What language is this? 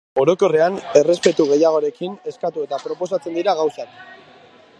Basque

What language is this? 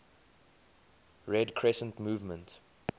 English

